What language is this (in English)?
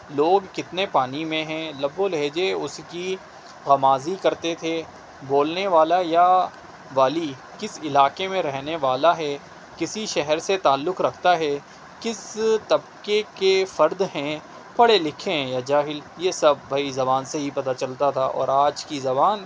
Urdu